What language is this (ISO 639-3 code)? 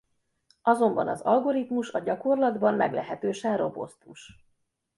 hun